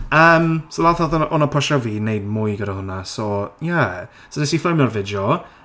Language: Welsh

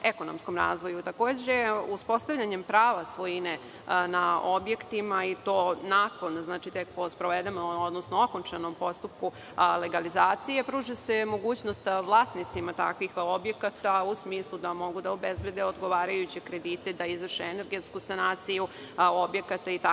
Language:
Serbian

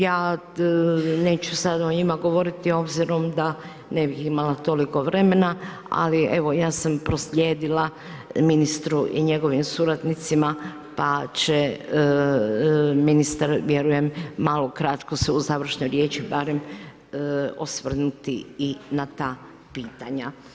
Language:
Croatian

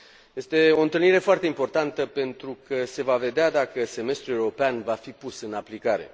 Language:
Romanian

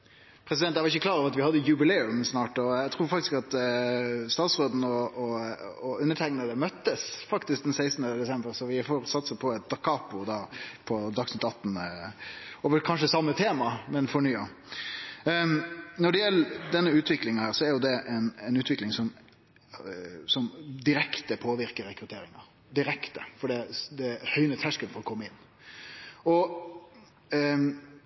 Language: Norwegian Nynorsk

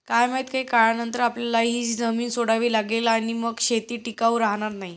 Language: Marathi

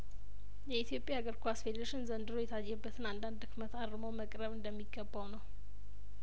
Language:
Amharic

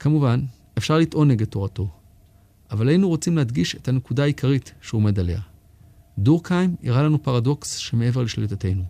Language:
Hebrew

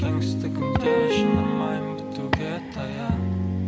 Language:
Kazakh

